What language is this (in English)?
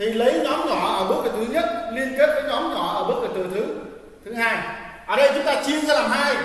Vietnamese